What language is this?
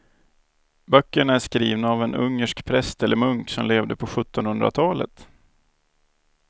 Swedish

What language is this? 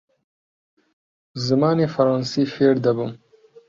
Central Kurdish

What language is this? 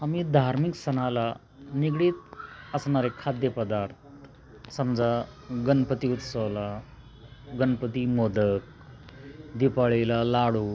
Marathi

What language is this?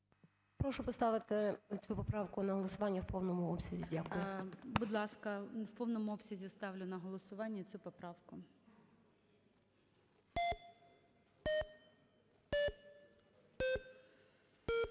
Ukrainian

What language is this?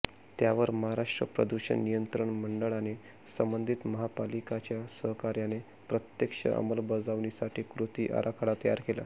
Marathi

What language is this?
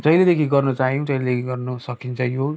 Nepali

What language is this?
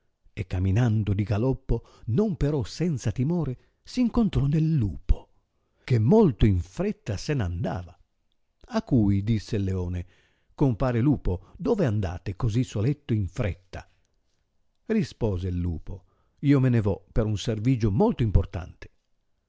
Italian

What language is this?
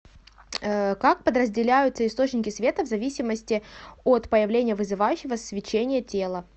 Russian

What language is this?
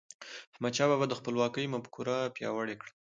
Pashto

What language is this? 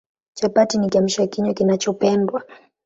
Swahili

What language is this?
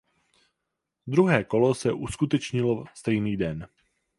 Czech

